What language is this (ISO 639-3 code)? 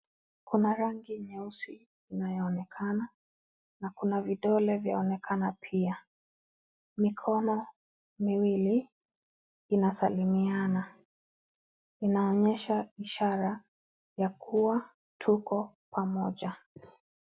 swa